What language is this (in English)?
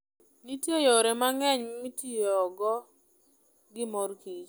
Luo (Kenya and Tanzania)